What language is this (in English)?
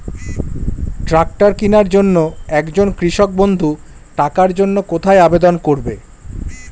Bangla